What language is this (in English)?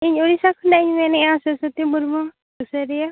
Santali